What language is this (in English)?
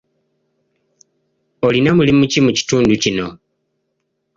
Ganda